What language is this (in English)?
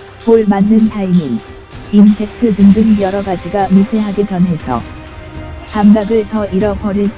Korean